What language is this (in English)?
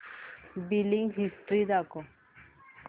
Marathi